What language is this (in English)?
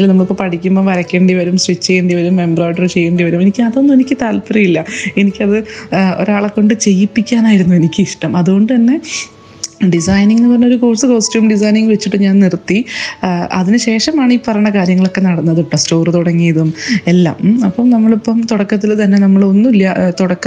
Malayalam